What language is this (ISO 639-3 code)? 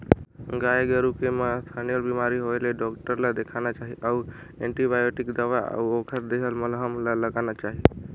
hne